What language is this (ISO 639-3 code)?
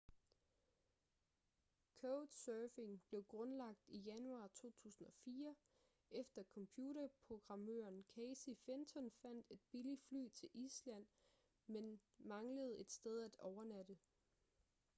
dan